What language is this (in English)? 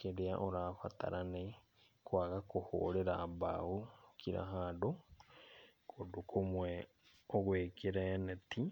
Kikuyu